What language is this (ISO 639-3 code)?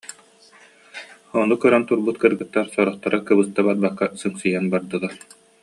sah